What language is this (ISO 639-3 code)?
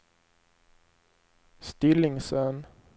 swe